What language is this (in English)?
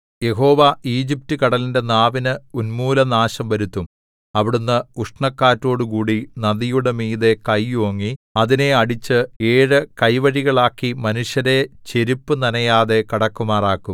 Malayalam